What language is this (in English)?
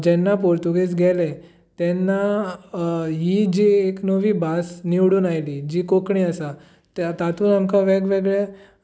Konkani